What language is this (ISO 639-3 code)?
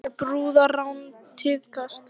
isl